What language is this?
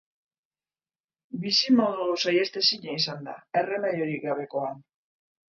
Basque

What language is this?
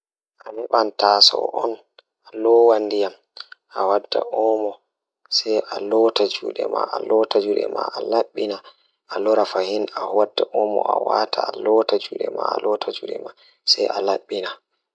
Fula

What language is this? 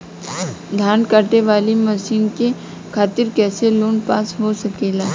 Bhojpuri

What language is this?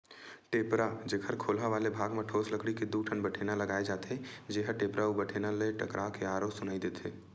Chhattisgarhi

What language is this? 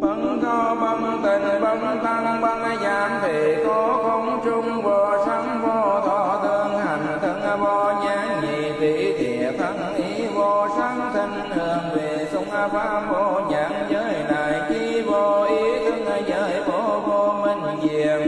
Vietnamese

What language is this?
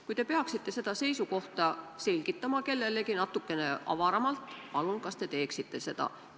Estonian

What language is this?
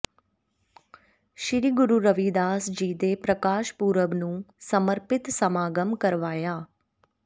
Punjabi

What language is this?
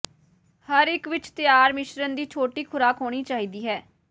Punjabi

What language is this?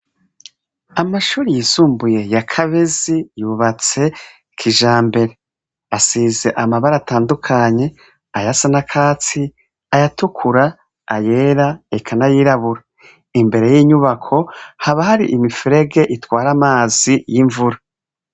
Rundi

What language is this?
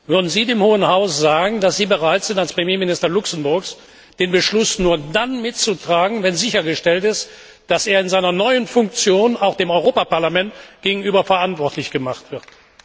German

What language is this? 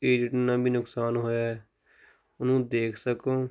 Punjabi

